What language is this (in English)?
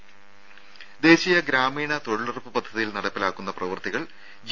Malayalam